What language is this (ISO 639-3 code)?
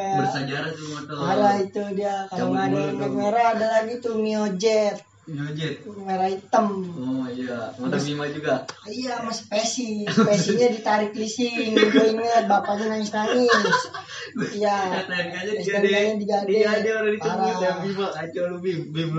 ind